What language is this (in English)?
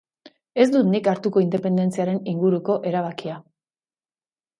Basque